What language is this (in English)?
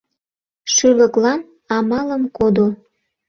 Mari